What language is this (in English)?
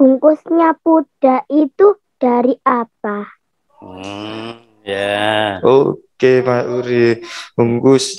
Indonesian